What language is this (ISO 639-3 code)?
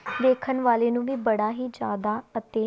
pan